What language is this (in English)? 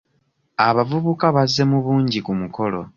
Ganda